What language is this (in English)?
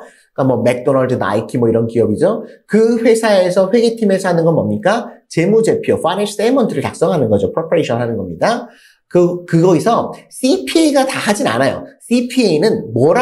Korean